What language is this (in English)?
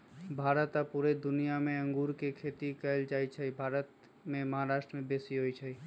Magahi